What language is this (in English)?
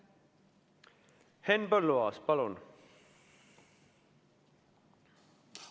Estonian